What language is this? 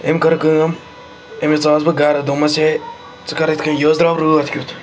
Kashmiri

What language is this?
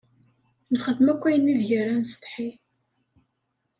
Kabyle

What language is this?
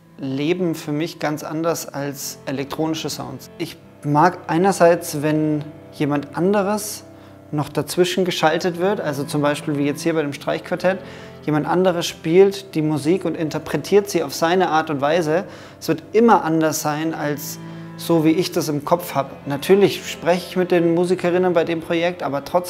German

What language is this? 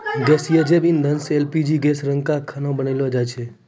Maithili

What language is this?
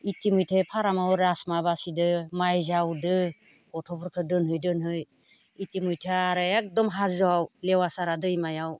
Bodo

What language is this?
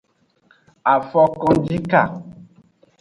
Aja (Benin)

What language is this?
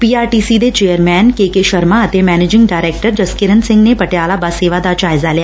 Punjabi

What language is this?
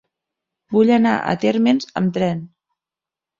Catalan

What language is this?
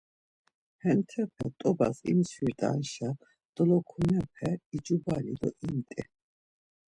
Laz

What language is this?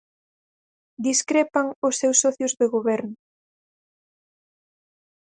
Galician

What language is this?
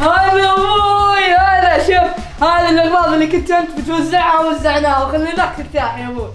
Arabic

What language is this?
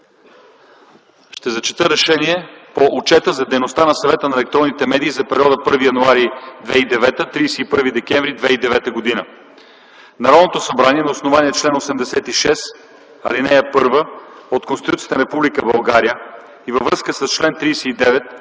Bulgarian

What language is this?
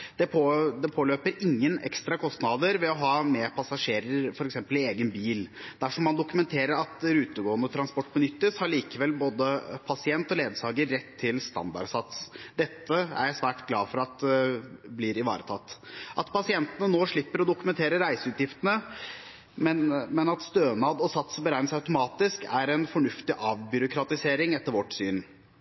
Norwegian Bokmål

